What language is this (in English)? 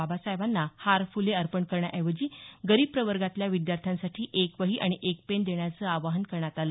Marathi